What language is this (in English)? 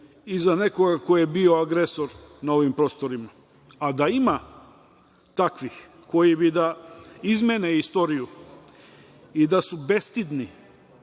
Serbian